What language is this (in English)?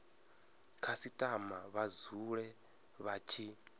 Venda